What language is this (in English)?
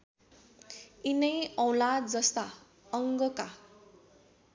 Nepali